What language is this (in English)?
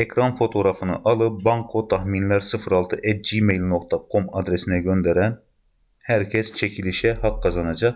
Turkish